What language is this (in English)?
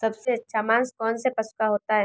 Hindi